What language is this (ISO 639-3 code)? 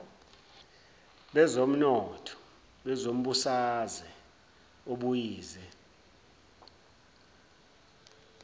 zul